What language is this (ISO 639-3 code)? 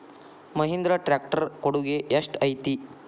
kan